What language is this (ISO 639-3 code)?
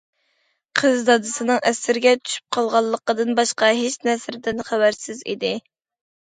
uig